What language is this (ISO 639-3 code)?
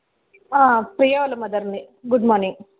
tel